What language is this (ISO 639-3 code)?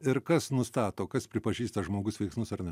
lit